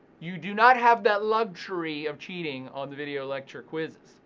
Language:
English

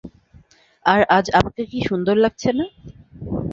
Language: Bangla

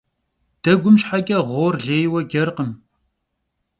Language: Kabardian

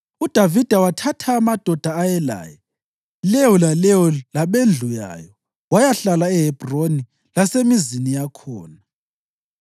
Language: North Ndebele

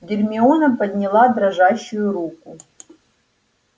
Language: Russian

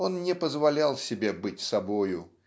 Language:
Russian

